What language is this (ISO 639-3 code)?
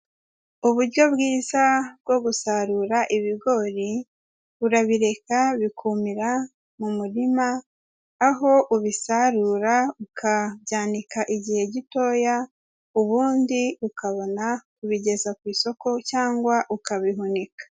kin